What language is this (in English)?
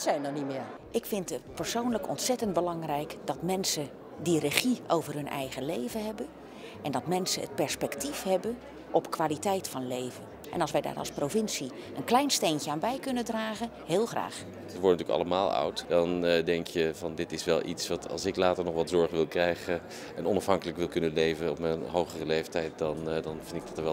Dutch